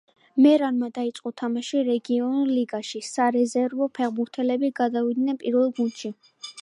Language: Georgian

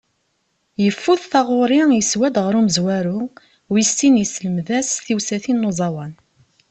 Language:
Kabyle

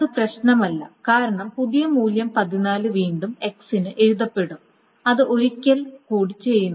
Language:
Malayalam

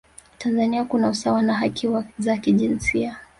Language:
Swahili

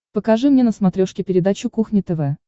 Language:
Russian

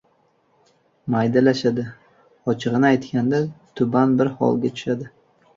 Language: Uzbek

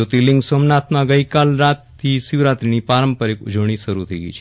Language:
Gujarati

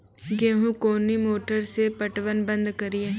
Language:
Maithili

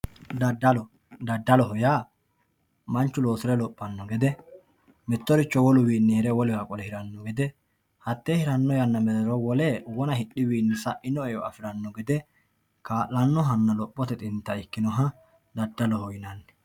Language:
Sidamo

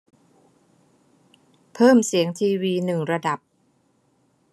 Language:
Thai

